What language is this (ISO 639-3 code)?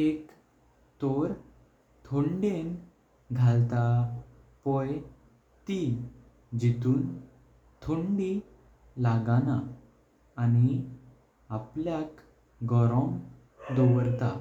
kok